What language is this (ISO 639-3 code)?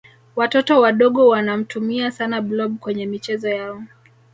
swa